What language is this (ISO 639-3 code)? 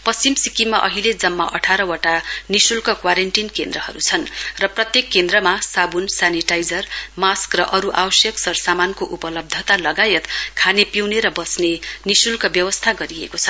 nep